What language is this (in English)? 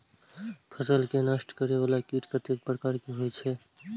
Maithili